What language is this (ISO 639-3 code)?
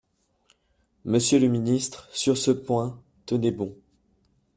fra